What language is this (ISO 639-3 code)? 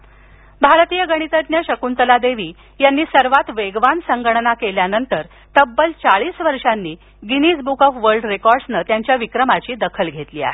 mar